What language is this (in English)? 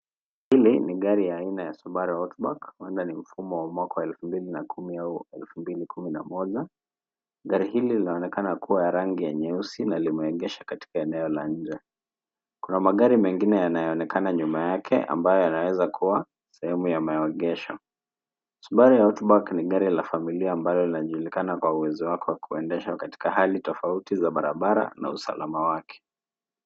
Swahili